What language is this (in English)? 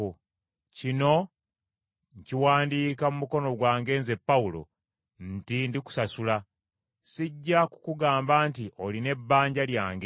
Ganda